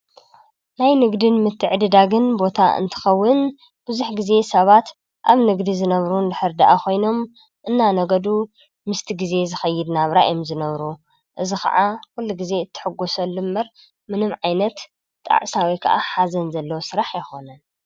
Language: Tigrinya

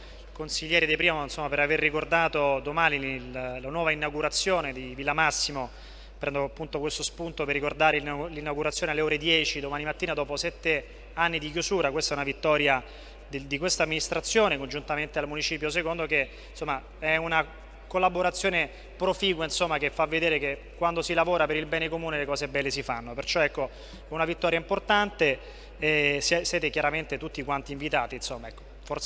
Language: Italian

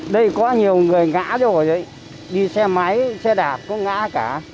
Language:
Vietnamese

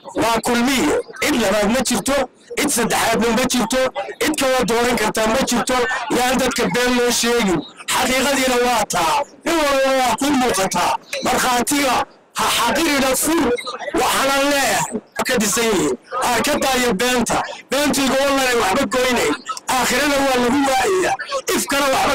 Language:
Arabic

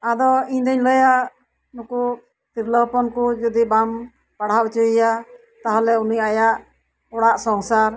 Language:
Santali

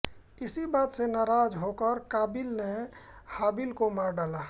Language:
Hindi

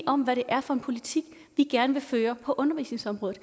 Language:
Danish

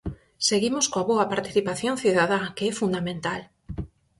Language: Galician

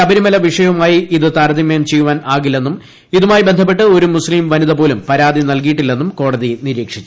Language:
Malayalam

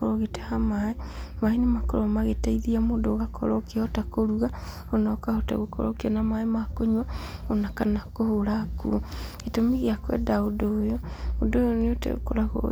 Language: Kikuyu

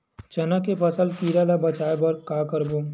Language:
Chhattisgarhi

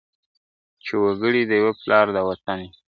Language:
Pashto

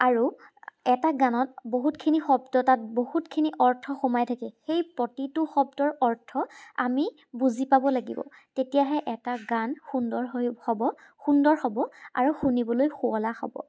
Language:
Assamese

